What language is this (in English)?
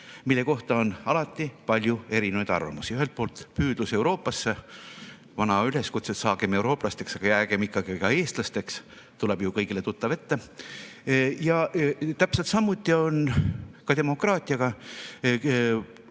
Estonian